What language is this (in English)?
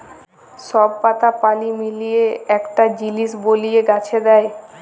Bangla